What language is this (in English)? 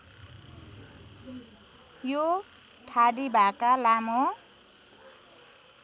Nepali